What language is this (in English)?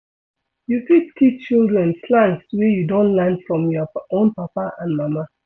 Nigerian Pidgin